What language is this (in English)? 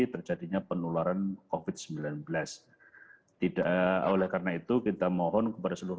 Indonesian